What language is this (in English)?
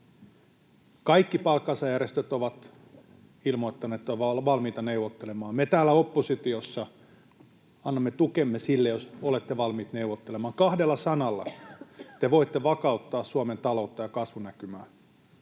Finnish